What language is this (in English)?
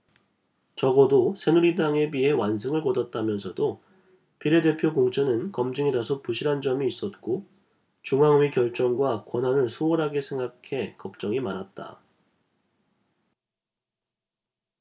Korean